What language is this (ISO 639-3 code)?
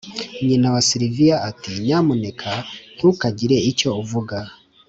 kin